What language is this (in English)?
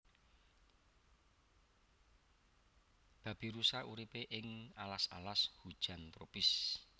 Javanese